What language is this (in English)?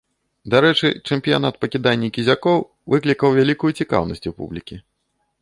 Belarusian